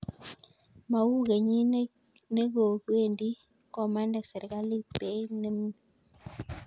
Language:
Kalenjin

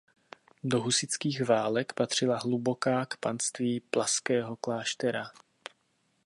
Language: Czech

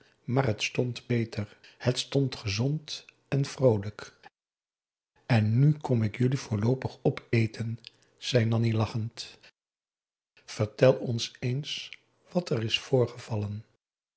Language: Dutch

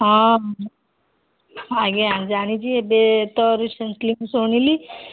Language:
Odia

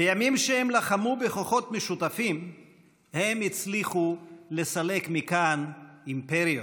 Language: Hebrew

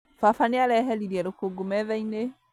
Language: Kikuyu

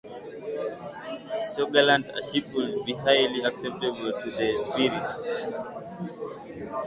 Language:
English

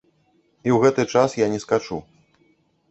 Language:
Belarusian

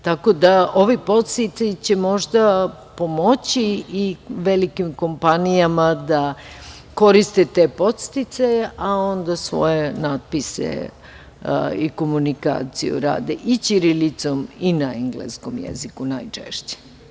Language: Serbian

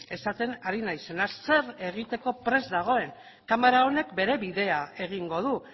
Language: Basque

